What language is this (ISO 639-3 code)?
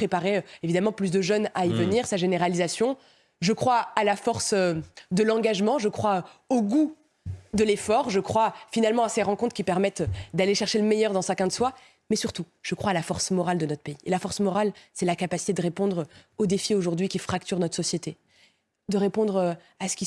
fra